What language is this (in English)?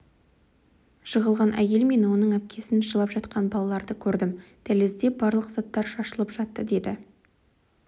Kazakh